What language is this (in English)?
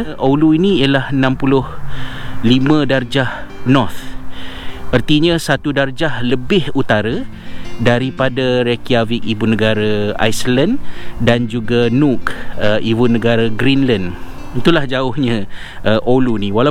Malay